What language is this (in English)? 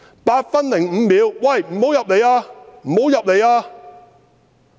Cantonese